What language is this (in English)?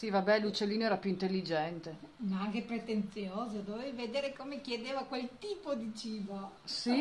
Italian